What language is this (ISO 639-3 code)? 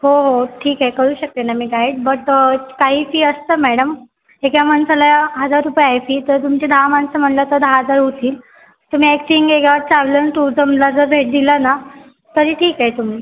mar